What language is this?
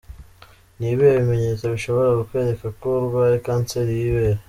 Kinyarwanda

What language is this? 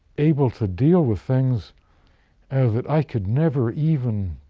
English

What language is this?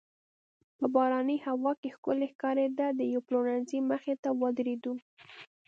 Pashto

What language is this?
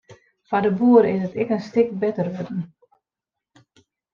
Western Frisian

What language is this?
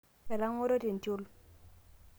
Masai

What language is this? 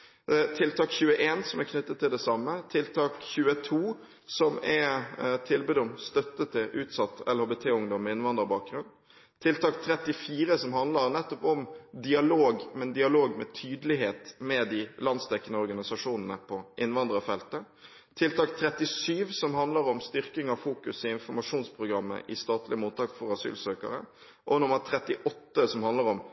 Norwegian Bokmål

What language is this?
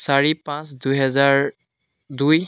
Assamese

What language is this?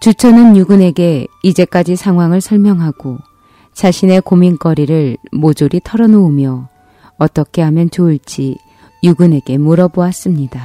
Korean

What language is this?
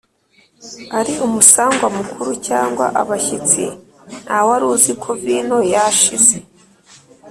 Kinyarwanda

